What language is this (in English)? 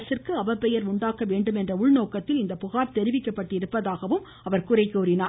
Tamil